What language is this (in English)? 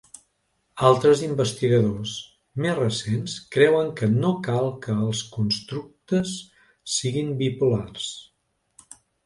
Catalan